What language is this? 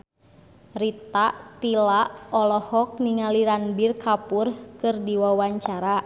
Sundanese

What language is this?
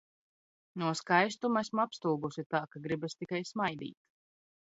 Latvian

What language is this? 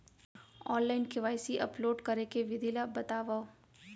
Chhattisgarhi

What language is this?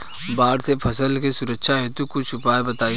Bhojpuri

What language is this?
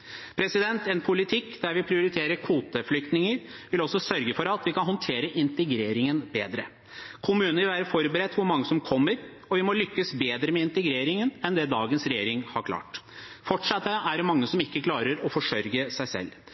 Norwegian Bokmål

